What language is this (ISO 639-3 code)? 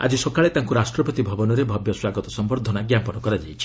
ori